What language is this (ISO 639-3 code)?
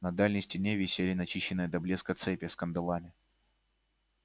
rus